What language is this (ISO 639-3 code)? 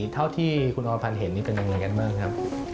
tha